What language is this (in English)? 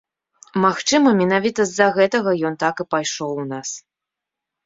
Belarusian